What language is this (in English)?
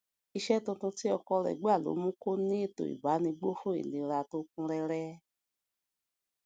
Yoruba